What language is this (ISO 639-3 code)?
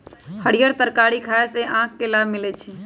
mag